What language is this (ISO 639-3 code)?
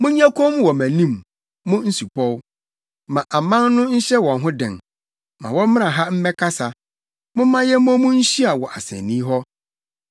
aka